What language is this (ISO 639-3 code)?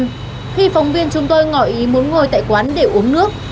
vie